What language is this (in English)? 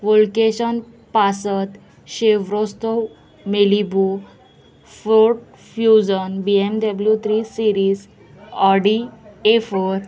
Konkani